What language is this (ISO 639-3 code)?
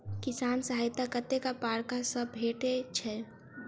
mai